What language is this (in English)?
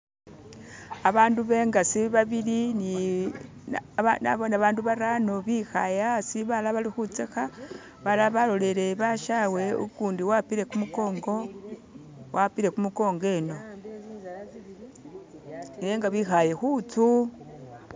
Masaaba